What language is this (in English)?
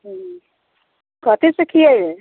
Maithili